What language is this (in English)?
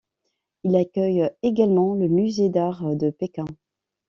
French